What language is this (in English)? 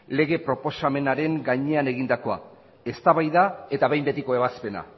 Basque